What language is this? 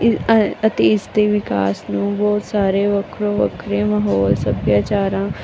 Punjabi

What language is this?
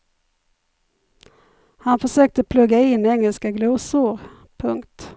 Swedish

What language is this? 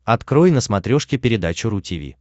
Russian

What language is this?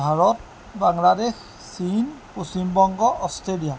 Assamese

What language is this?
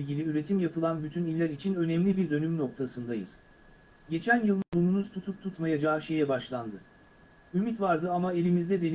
Turkish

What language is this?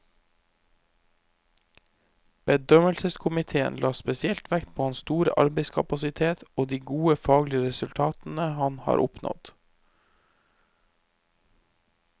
Norwegian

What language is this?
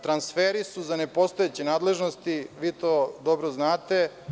Serbian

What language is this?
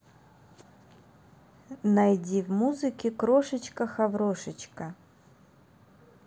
Russian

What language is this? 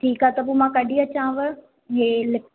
Sindhi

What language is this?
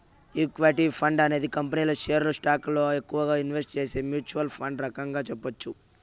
Telugu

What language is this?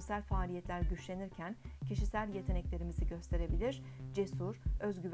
Turkish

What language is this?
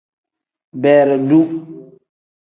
Tem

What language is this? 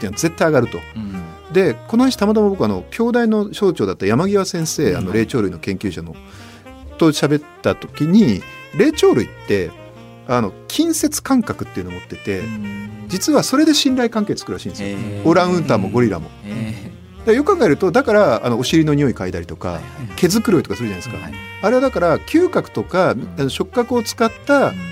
Japanese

